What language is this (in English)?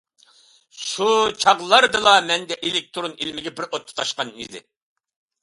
Uyghur